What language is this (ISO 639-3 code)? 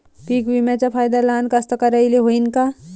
mar